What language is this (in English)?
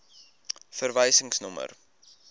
Afrikaans